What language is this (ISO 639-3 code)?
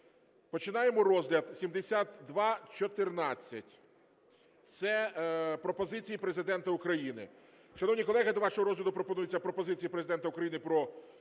ukr